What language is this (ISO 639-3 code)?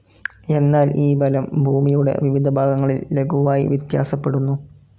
mal